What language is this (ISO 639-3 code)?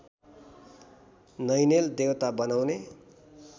nep